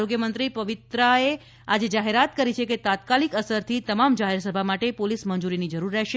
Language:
Gujarati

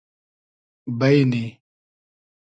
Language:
Hazaragi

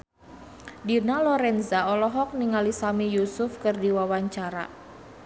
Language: Sundanese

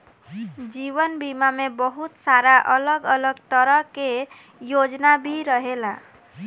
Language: Bhojpuri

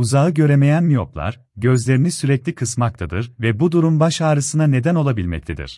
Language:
Turkish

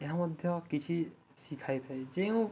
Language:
Odia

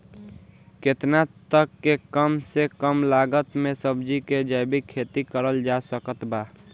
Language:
Bhojpuri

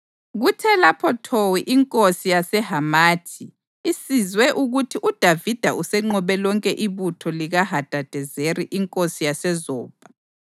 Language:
North Ndebele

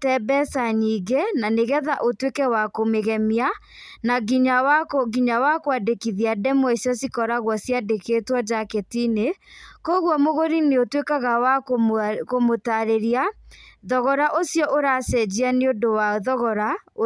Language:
Kikuyu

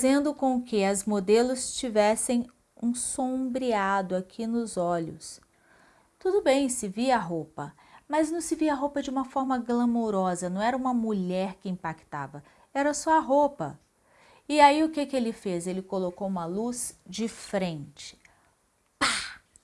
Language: Portuguese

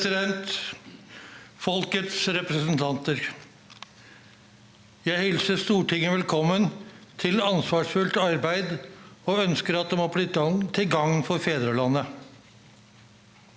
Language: Norwegian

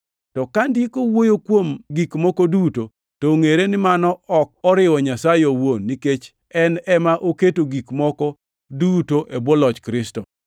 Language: Luo (Kenya and Tanzania)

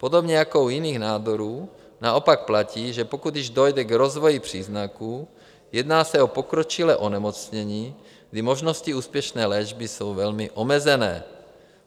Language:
Czech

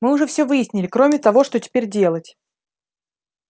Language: Russian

